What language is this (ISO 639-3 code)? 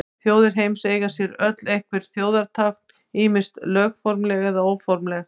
isl